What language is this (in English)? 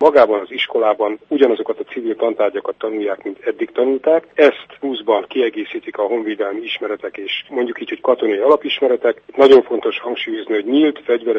Hungarian